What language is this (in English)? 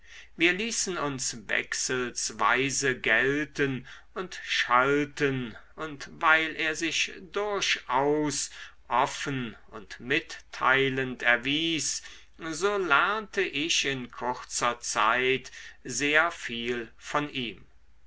German